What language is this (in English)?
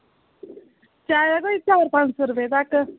Dogri